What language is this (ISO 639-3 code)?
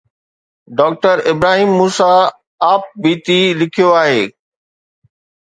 snd